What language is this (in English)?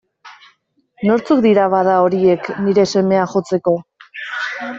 Basque